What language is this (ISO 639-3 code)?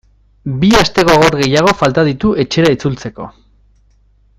eus